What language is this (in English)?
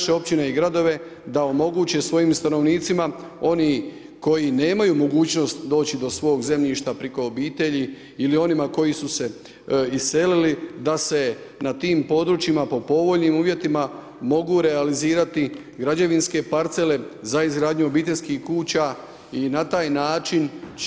Croatian